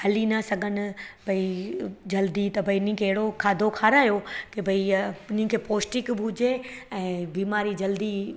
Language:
Sindhi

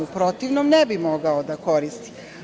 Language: Serbian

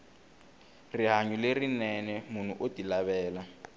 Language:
Tsonga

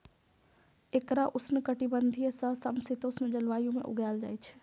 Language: Maithili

